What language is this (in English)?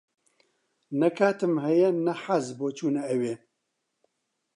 Central Kurdish